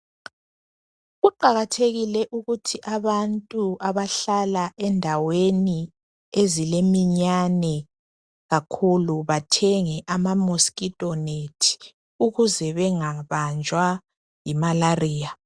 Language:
North Ndebele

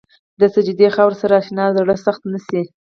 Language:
Pashto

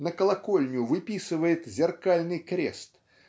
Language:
Russian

